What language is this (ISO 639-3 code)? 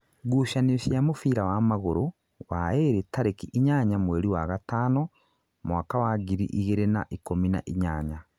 kik